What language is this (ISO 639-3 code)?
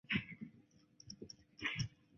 zho